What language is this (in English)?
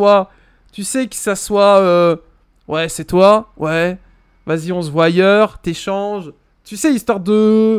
French